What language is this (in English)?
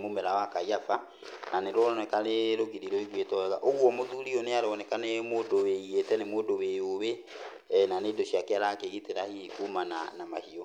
Kikuyu